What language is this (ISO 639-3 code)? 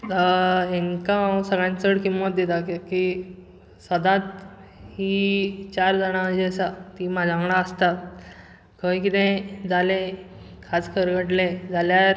kok